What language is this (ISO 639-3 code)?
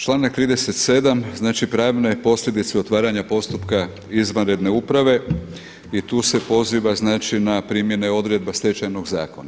hrv